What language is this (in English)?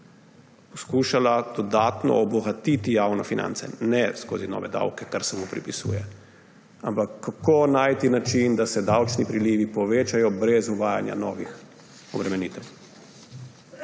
Slovenian